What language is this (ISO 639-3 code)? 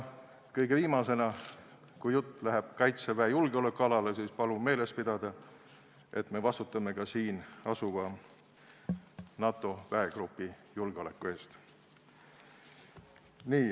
est